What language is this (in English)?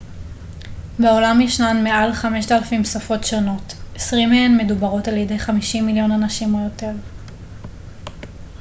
Hebrew